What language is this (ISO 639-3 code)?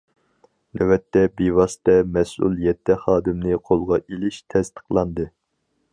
uig